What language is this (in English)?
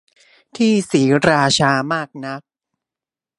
Thai